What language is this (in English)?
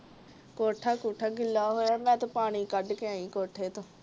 Punjabi